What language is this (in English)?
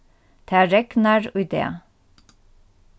Faroese